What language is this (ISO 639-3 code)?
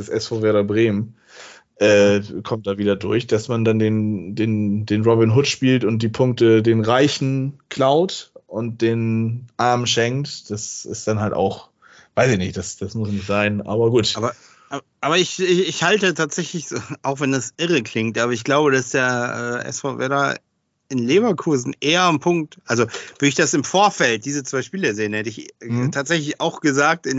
deu